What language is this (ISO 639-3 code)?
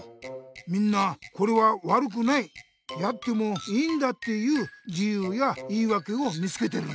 jpn